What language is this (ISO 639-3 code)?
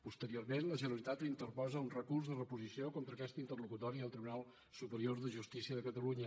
cat